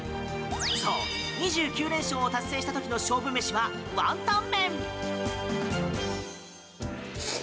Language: Japanese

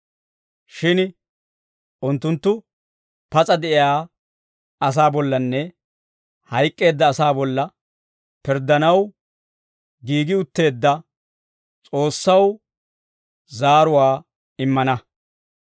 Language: Dawro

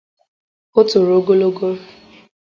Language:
Igbo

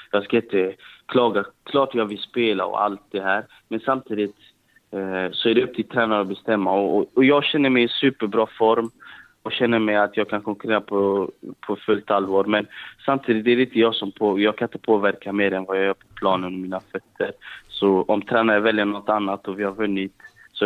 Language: Swedish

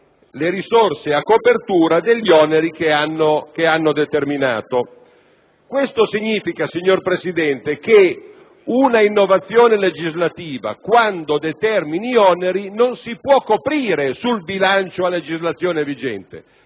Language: Italian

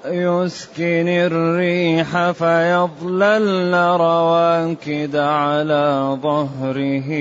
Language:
Arabic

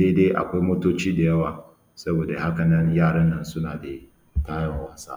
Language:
Hausa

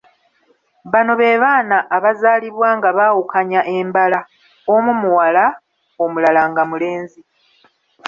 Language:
Ganda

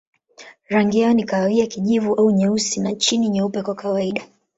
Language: Swahili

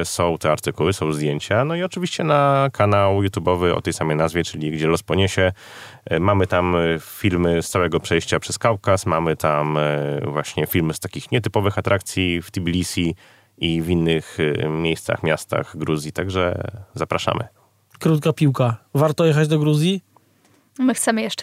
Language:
Polish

